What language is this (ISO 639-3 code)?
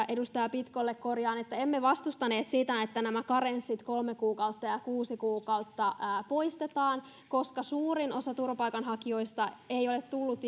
fin